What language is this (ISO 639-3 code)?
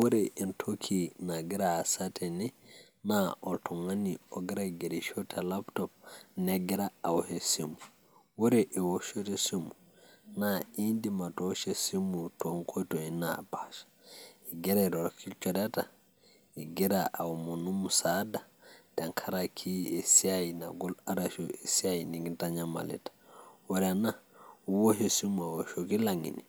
mas